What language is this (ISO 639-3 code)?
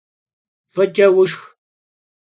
kbd